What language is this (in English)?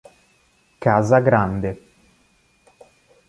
Italian